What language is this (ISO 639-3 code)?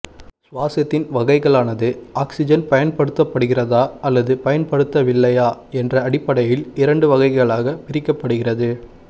tam